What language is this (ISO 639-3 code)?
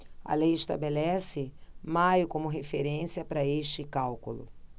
por